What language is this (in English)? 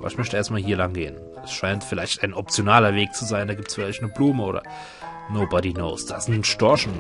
German